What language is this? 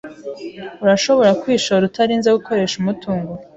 Kinyarwanda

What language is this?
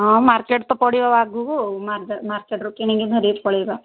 Odia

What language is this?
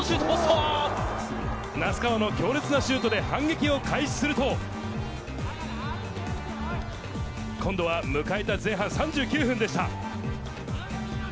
Japanese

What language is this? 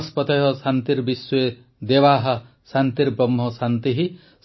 Odia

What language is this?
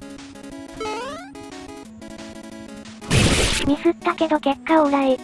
Japanese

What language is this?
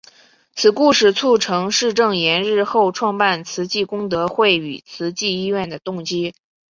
Chinese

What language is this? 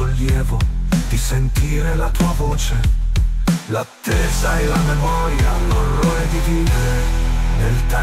Italian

